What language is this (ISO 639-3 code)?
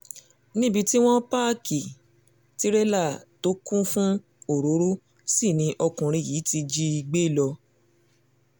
yor